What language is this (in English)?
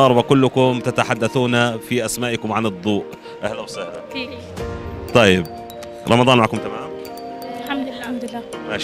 Arabic